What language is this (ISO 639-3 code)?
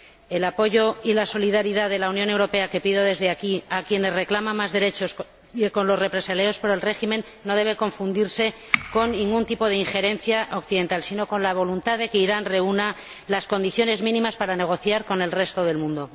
spa